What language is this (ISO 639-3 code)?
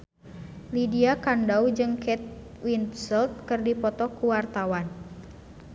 sun